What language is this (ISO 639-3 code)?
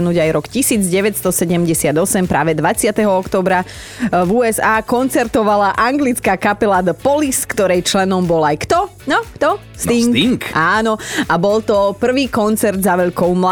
slk